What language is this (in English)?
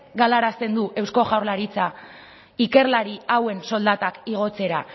Basque